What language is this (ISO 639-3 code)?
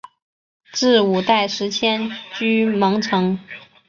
zho